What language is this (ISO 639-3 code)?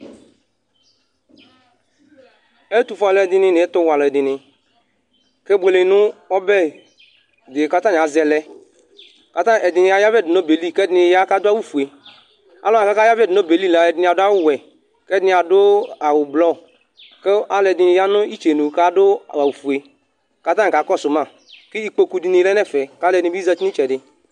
kpo